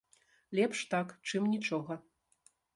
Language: Belarusian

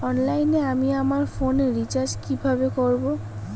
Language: Bangla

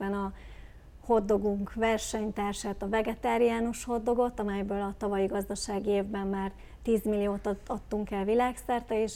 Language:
Hungarian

